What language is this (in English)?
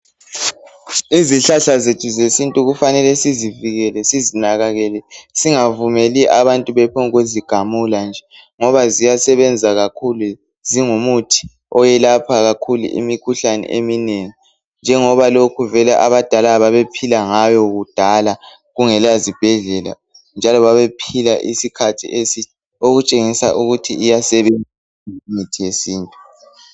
North Ndebele